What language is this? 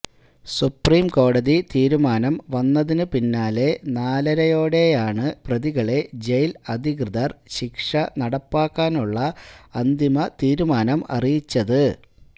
Malayalam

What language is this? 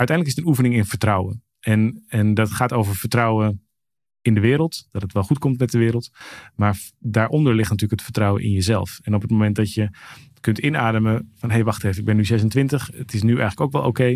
Dutch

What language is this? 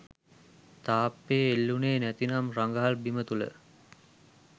Sinhala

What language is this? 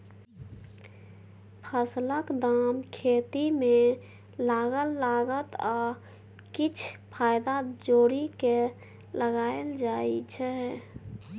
Maithili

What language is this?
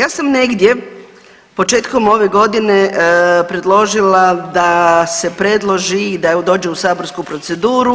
Croatian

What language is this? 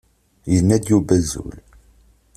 Kabyle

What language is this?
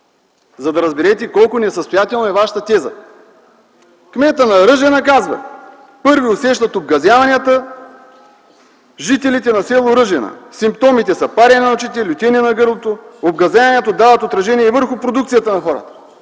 Bulgarian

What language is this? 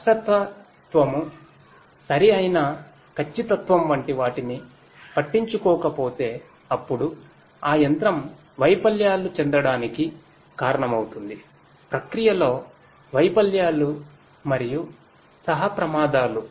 Telugu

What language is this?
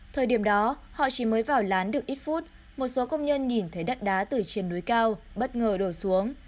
Vietnamese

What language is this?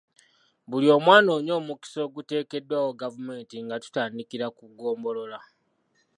Ganda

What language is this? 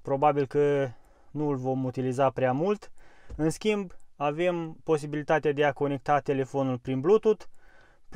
Romanian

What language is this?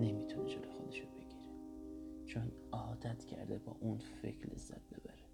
Persian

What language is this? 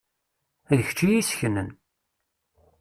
Kabyle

